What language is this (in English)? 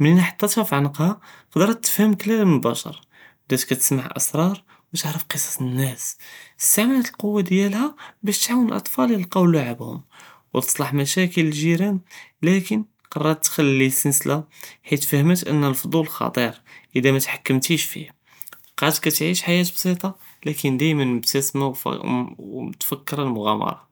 Judeo-Arabic